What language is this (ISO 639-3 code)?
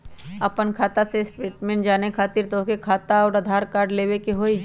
mag